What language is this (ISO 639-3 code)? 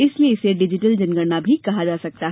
hin